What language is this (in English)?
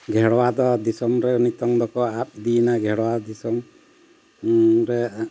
Santali